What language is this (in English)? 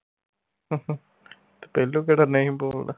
Punjabi